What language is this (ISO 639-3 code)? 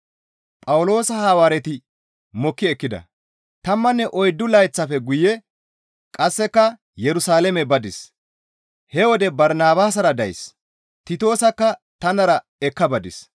gmv